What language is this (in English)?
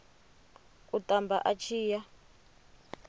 Venda